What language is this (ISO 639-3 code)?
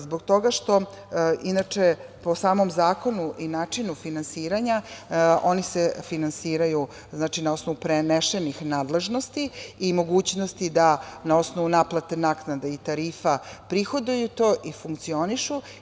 srp